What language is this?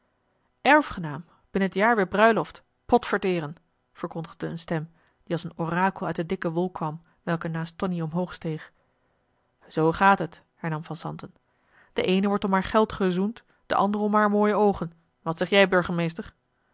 Dutch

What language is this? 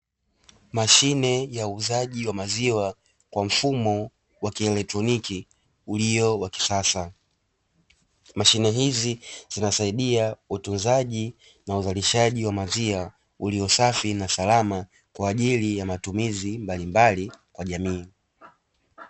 Swahili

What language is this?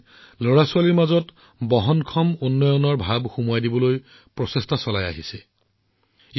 Assamese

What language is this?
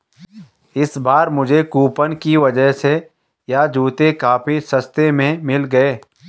Hindi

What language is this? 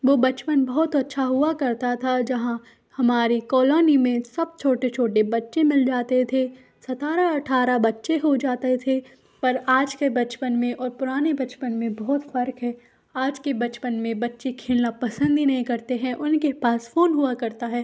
Hindi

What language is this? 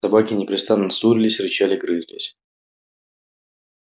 Russian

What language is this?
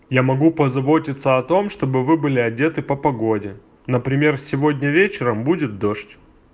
Russian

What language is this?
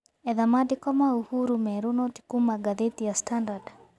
Kikuyu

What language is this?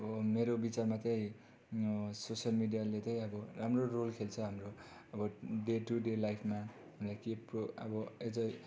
Nepali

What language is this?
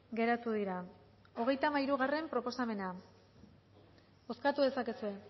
Basque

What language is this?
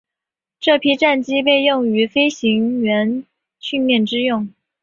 Chinese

